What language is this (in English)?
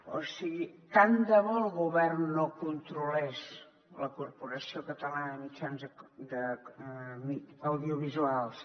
Catalan